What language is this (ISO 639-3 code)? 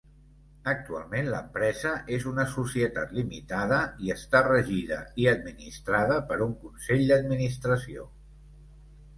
cat